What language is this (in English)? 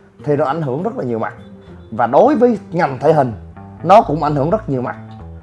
Vietnamese